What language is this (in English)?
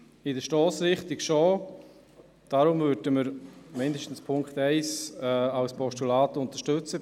Swiss German